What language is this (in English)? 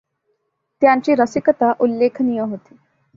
Marathi